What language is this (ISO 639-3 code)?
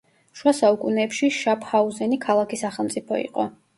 kat